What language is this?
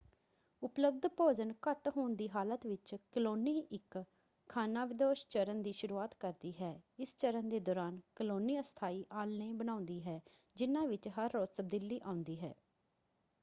Punjabi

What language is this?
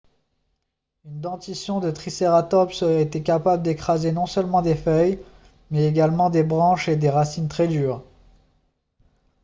French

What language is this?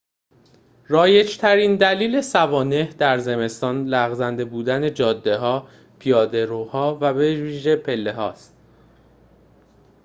Persian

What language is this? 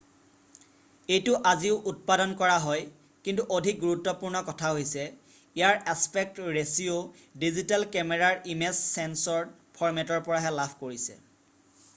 Assamese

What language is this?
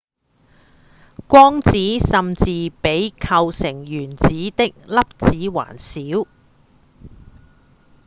Cantonese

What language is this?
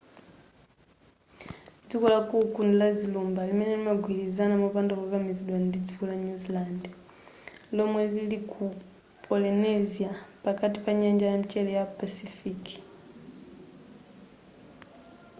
Nyanja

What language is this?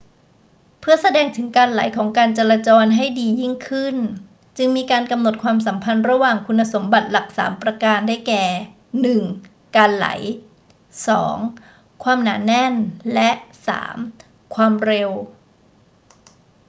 Thai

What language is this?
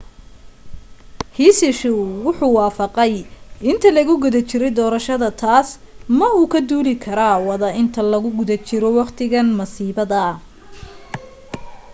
Somali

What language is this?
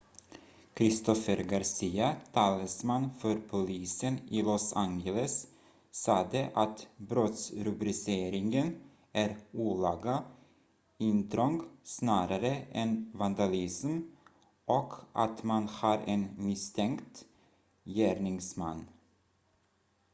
Swedish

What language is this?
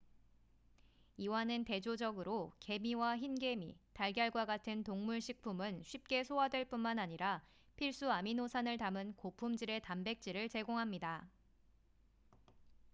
Korean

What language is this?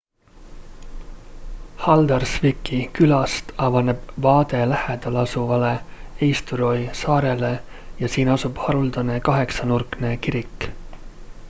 Estonian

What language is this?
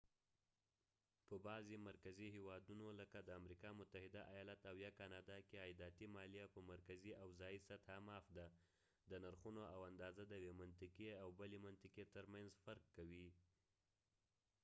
Pashto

